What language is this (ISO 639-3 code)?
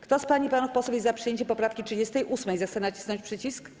pol